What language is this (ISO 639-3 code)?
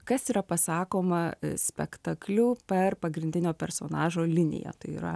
lit